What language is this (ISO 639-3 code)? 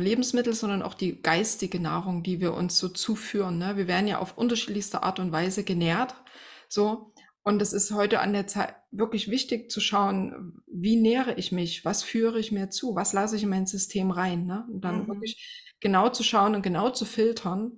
deu